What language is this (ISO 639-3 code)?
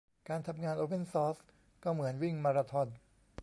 tha